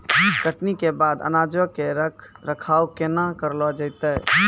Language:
Maithili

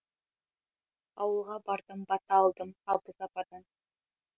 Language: Kazakh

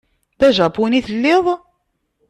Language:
Kabyle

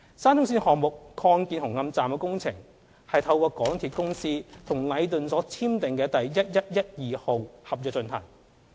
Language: Cantonese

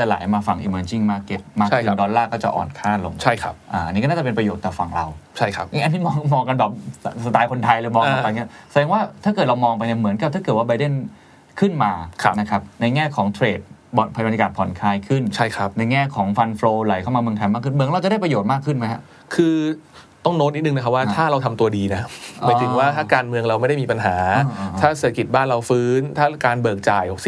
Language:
Thai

